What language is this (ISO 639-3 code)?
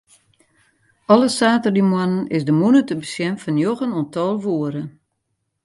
fry